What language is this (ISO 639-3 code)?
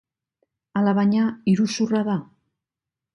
eus